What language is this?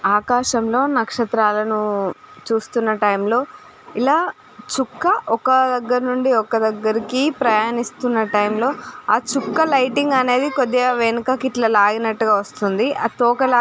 Telugu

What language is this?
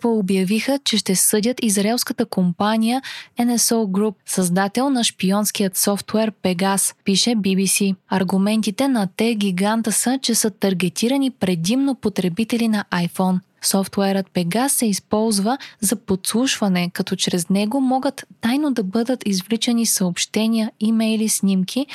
Bulgarian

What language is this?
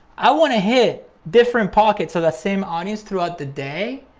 English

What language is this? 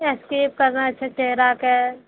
Maithili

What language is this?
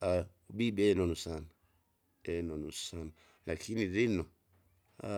Kinga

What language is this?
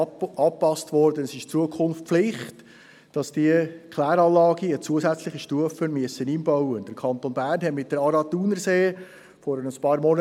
Swiss German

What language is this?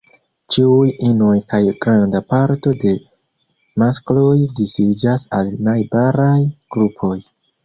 Esperanto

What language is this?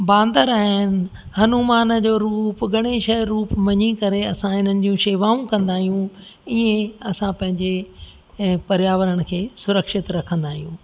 Sindhi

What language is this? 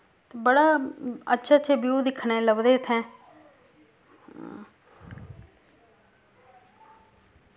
Dogri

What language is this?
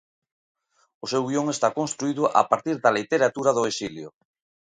Galician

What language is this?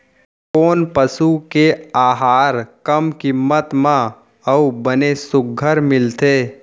Chhattisgarhi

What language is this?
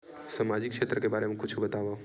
Chhattisgarhi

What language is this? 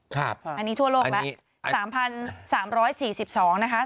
Thai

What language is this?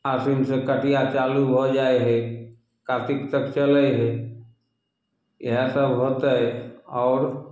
Maithili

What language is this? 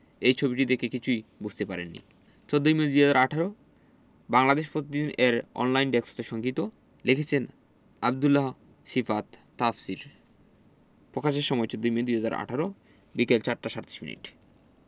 Bangla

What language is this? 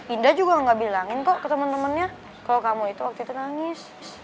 Indonesian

